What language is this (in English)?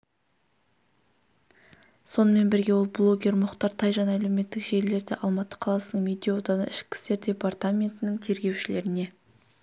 Kazakh